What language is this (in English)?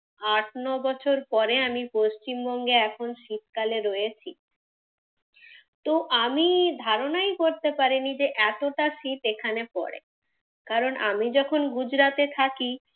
Bangla